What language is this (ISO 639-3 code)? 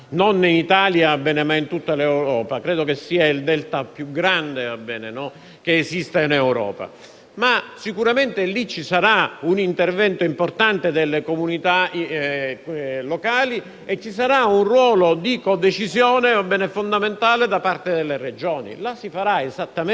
ita